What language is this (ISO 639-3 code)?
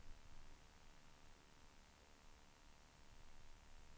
swe